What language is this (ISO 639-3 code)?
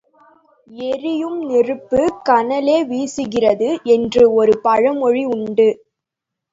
tam